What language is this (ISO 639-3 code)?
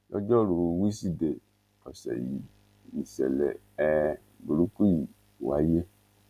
yor